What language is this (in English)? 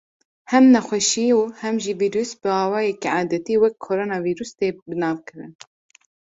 Kurdish